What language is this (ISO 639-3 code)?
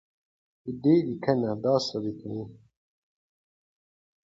pus